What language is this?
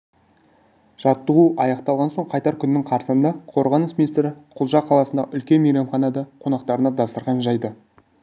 Kazakh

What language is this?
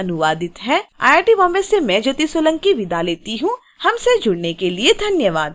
Hindi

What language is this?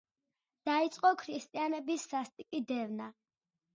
Georgian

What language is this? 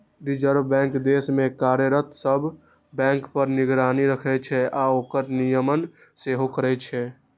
Maithili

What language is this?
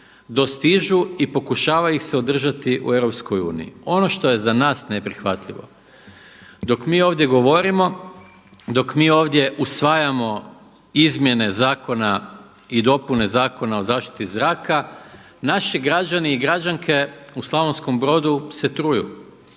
Croatian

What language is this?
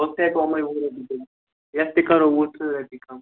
Kashmiri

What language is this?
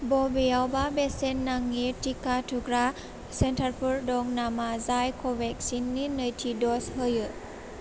Bodo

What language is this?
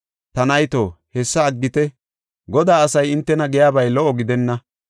Gofa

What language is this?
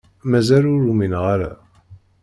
Kabyle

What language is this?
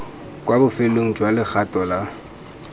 Tswana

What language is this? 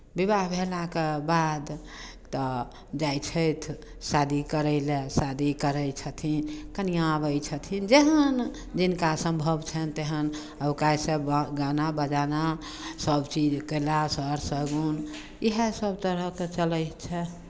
Maithili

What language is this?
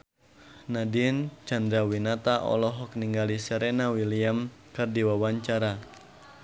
Sundanese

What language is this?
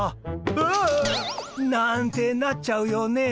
Japanese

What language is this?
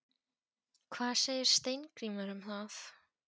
Icelandic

